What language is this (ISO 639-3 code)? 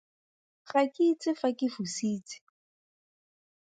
tsn